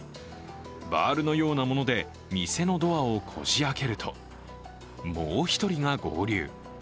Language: Japanese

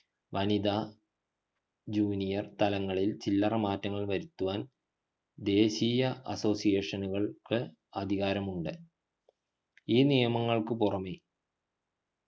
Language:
Malayalam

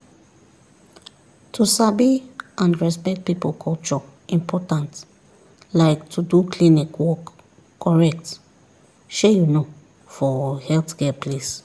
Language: Nigerian Pidgin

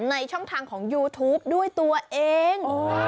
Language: Thai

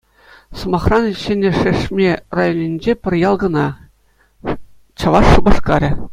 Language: Chuvash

